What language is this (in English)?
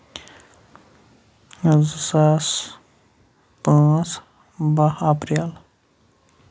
Kashmiri